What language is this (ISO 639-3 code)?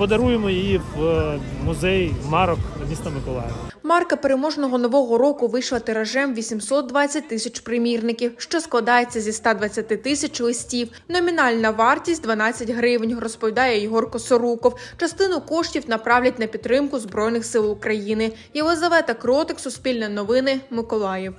ukr